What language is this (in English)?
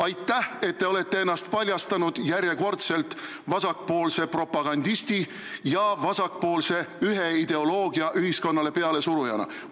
Estonian